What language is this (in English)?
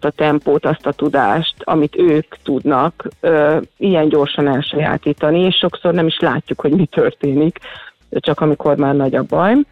Hungarian